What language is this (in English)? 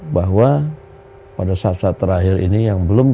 Indonesian